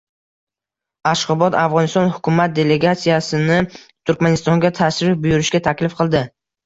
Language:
Uzbek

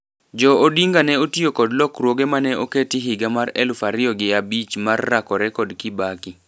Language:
Luo (Kenya and Tanzania)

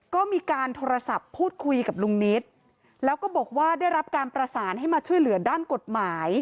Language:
Thai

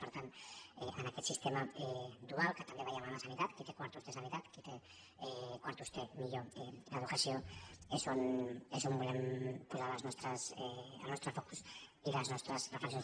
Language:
Catalan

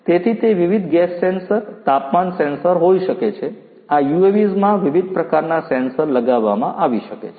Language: Gujarati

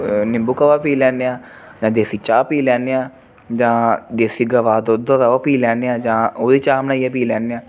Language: Dogri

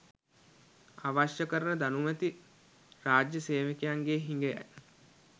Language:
Sinhala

